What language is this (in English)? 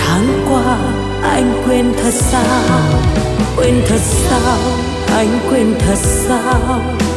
Vietnamese